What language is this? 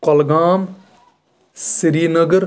Kashmiri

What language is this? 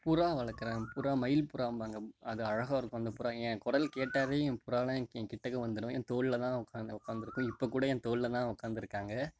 Tamil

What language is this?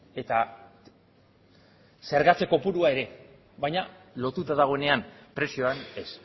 Basque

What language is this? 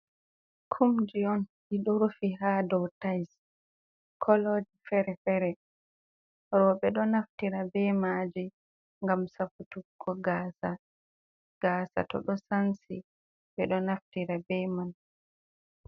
Fula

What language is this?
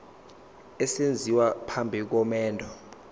Zulu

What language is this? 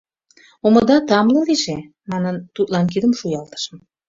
Mari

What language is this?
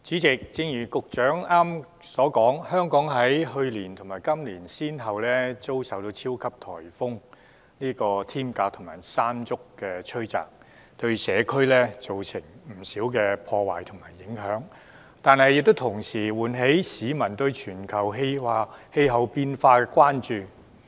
Cantonese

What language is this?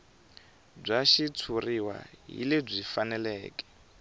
Tsonga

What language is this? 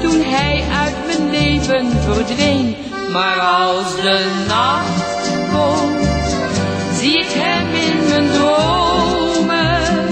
Dutch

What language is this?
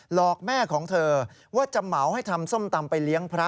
Thai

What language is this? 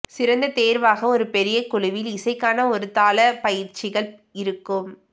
Tamil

